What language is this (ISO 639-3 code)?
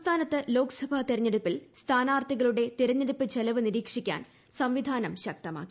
mal